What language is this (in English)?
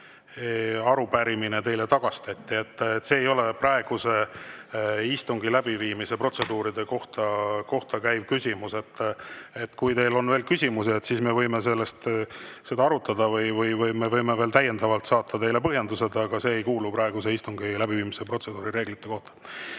Estonian